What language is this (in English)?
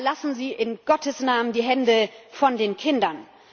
German